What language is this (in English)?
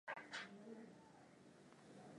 Swahili